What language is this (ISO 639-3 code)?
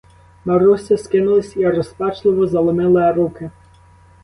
ukr